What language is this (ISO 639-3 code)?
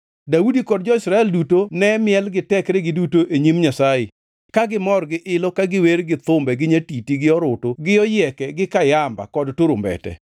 luo